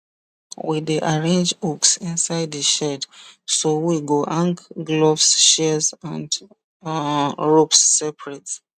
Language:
Nigerian Pidgin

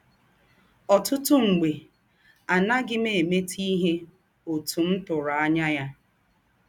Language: Igbo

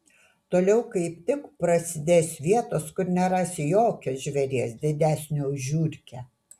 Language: Lithuanian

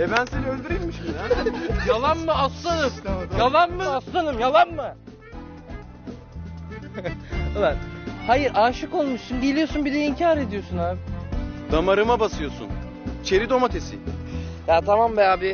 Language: Turkish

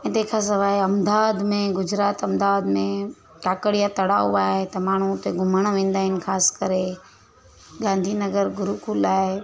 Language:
Sindhi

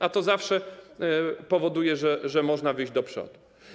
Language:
Polish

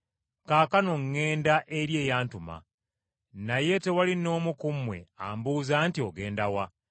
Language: Ganda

